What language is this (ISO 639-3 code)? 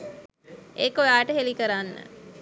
sin